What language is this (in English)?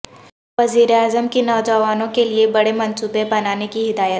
Urdu